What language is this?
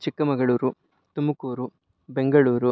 Sanskrit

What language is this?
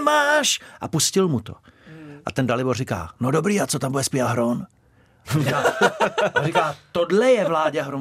Czech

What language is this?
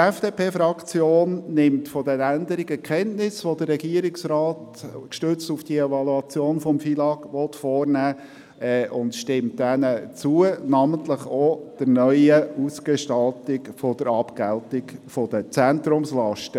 Swiss German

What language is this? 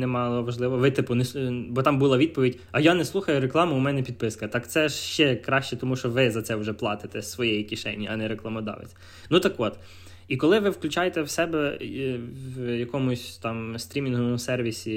Ukrainian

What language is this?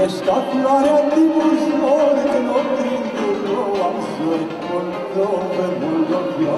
Romanian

